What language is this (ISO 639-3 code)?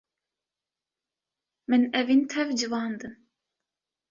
kur